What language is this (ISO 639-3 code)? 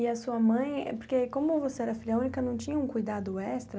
por